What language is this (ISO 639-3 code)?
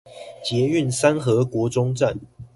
zho